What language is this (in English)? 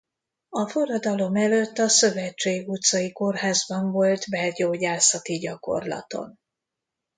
Hungarian